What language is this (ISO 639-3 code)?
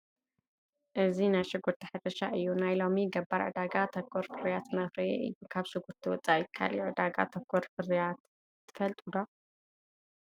tir